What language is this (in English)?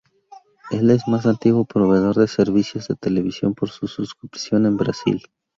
Spanish